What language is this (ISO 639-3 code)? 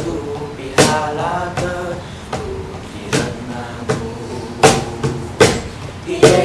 ind